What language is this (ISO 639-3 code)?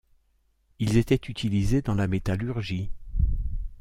fra